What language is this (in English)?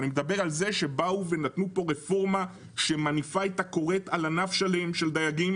Hebrew